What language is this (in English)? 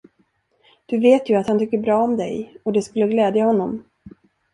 Swedish